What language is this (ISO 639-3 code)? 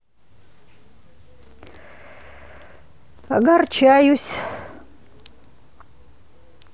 rus